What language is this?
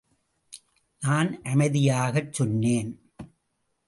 Tamil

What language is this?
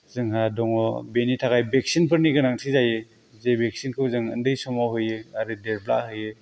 Bodo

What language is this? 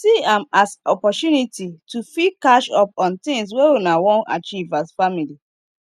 Nigerian Pidgin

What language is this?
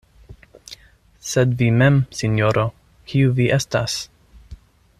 Esperanto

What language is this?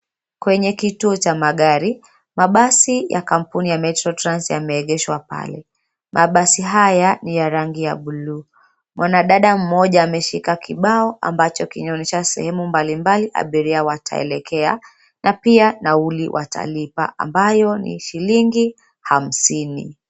Swahili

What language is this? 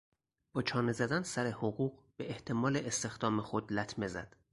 Persian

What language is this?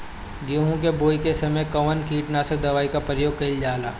Bhojpuri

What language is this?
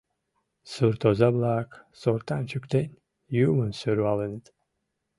Mari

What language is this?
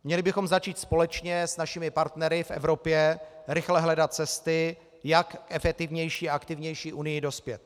Czech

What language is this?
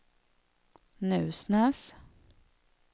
Swedish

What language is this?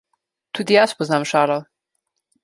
Slovenian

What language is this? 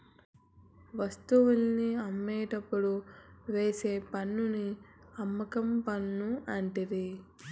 Telugu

